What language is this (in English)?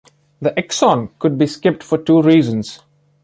English